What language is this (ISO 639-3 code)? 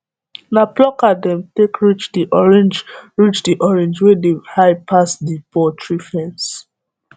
pcm